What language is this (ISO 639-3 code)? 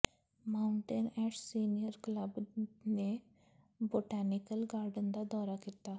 pan